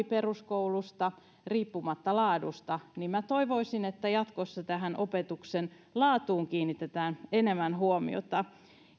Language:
Finnish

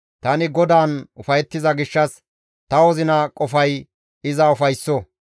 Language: Gamo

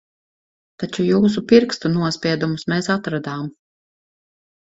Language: Latvian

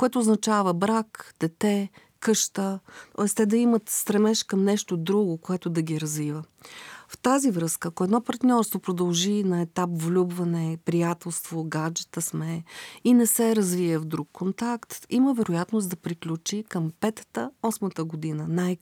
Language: Bulgarian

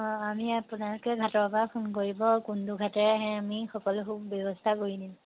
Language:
Assamese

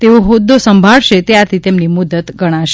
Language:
Gujarati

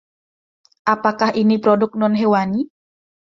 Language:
Indonesian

